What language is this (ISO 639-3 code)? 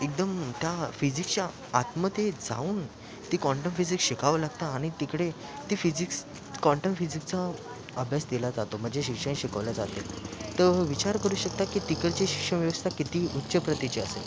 mar